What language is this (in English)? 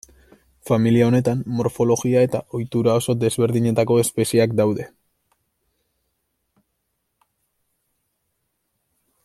Basque